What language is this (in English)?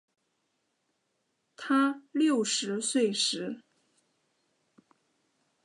Chinese